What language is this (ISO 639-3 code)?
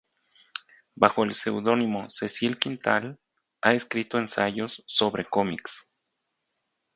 spa